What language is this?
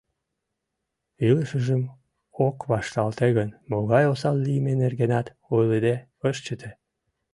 Mari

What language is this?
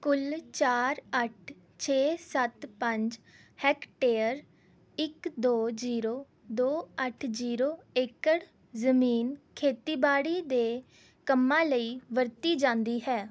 Punjabi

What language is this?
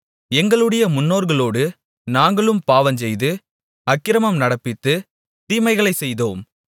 Tamil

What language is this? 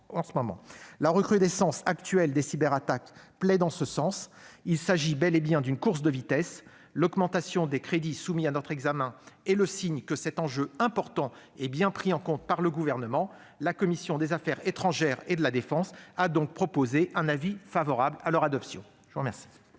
French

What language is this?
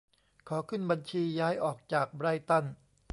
Thai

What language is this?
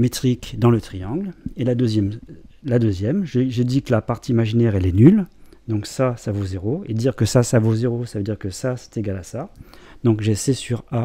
French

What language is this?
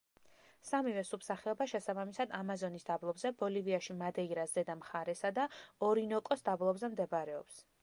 Georgian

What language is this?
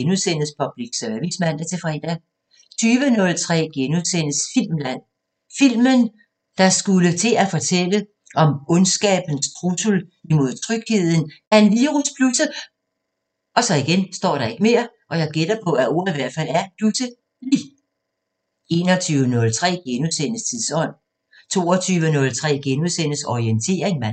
Danish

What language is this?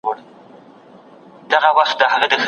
Pashto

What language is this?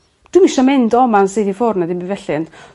Welsh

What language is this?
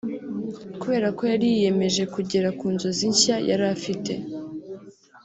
Kinyarwanda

